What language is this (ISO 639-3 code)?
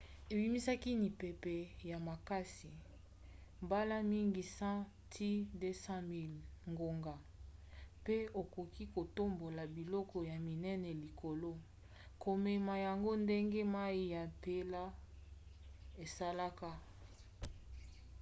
lin